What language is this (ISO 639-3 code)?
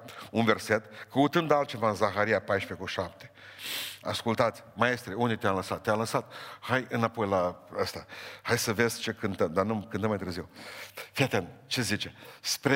ron